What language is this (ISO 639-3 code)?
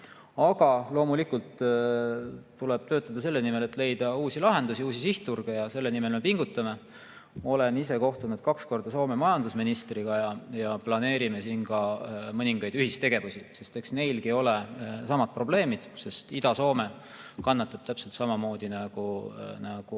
est